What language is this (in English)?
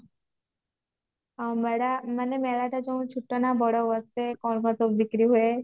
Odia